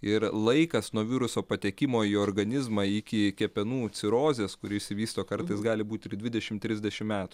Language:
Lithuanian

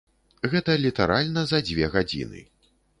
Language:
Belarusian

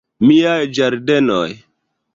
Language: Esperanto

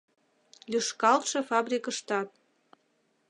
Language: Mari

